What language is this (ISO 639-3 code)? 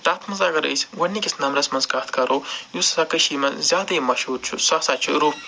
kas